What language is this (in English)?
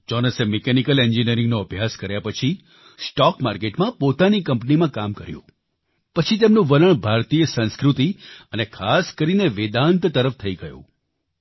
Gujarati